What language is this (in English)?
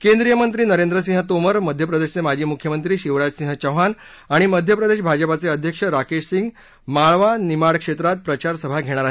Marathi